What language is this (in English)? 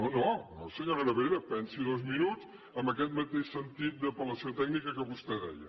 Catalan